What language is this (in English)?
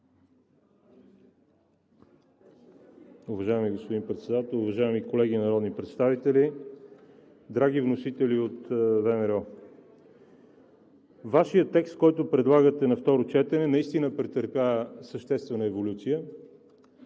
Bulgarian